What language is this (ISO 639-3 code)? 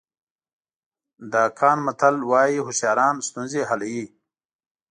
pus